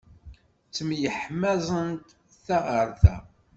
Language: Kabyle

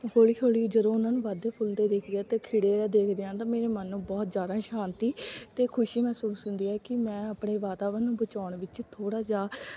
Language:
Punjabi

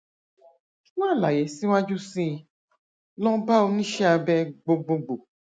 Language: Yoruba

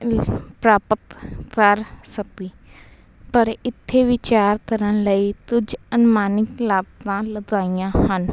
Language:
Punjabi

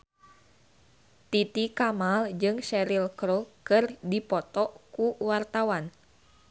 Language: Sundanese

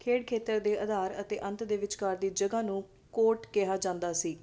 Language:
Punjabi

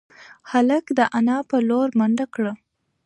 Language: Pashto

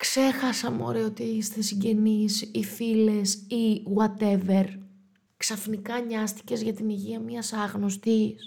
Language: Greek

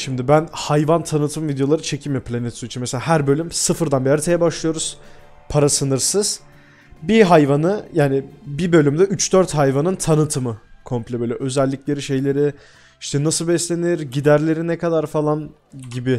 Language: Turkish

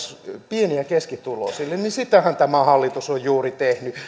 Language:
Finnish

